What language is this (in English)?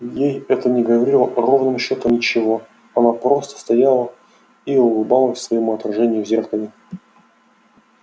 Russian